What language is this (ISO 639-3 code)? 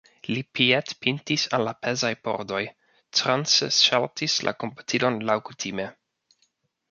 epo